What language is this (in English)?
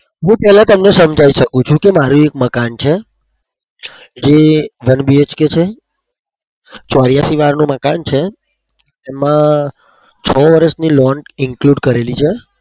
Gujarati